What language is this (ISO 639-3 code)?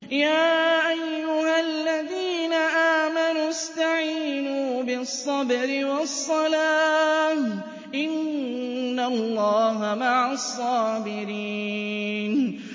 ara